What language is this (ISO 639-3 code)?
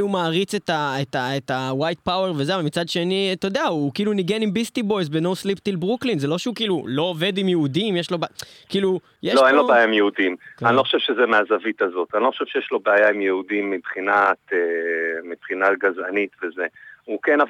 heb